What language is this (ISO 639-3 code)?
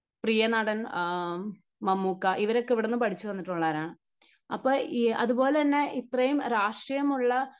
mal